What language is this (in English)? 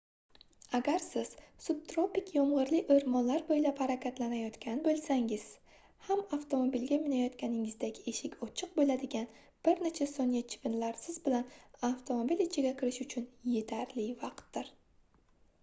Uzbek